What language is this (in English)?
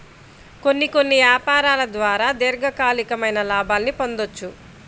Telugu